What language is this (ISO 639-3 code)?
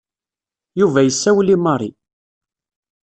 kab